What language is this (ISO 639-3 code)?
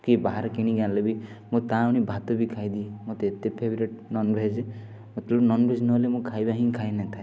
ori